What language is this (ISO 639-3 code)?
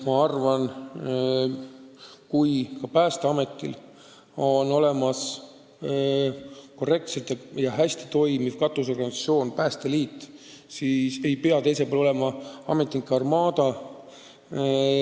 est